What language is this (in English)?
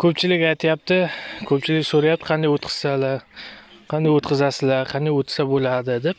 Turkish